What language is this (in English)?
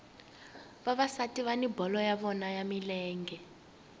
Tsonga